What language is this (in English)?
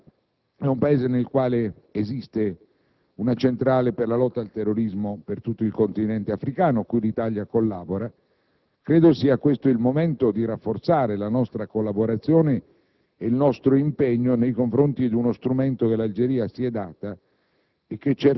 Italian